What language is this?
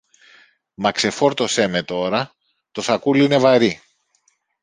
Greek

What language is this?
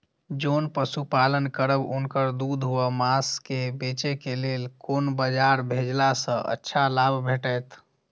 Maithili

